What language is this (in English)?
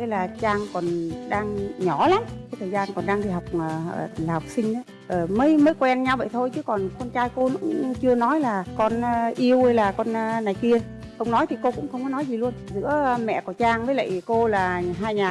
Vietnamese